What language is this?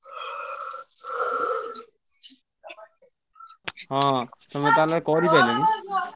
Odia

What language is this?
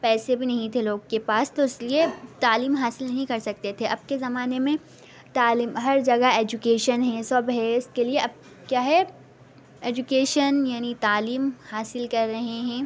Urdu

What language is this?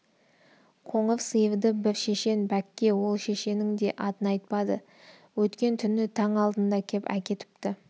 Kazakh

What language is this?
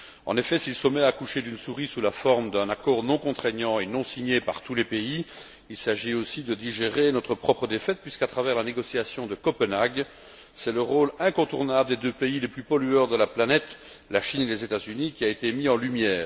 French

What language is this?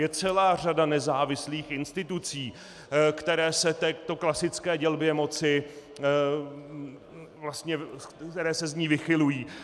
Czech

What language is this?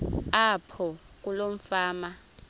Xhosa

